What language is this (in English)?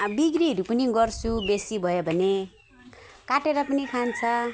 Nepali